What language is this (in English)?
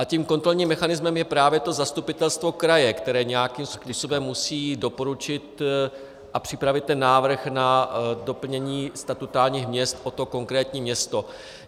Czech